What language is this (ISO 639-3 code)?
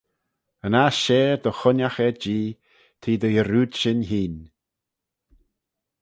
glv